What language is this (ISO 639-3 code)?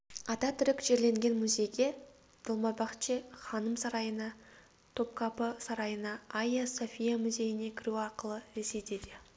kaz